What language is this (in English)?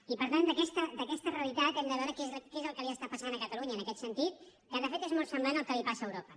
Catalan